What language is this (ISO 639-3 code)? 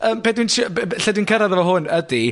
cym